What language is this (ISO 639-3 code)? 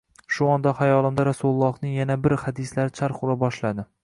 uzb